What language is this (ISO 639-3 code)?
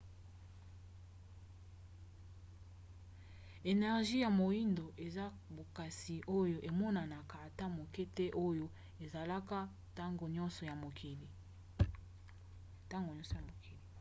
lin